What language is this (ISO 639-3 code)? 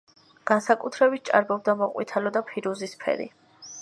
kat